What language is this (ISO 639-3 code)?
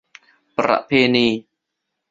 tha